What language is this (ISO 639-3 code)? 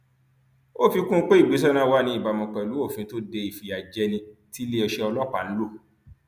yor